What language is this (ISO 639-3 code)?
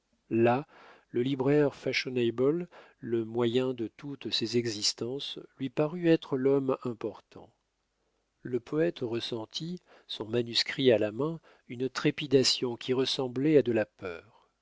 fra